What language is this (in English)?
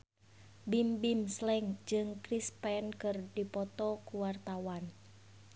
Sundanese